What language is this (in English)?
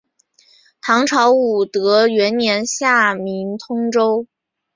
Chinese